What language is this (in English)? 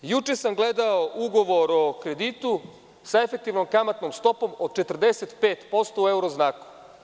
Serbian